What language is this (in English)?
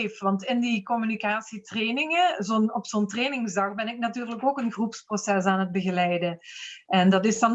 Dutch